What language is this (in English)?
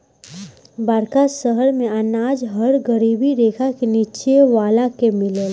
Bhojpuri